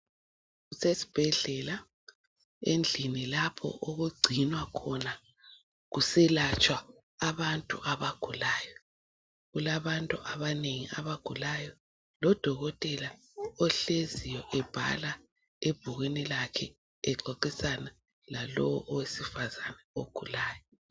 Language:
North Ndebele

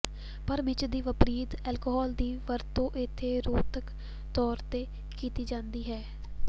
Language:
Punjabi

